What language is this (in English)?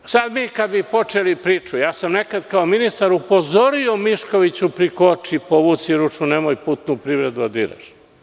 Serbian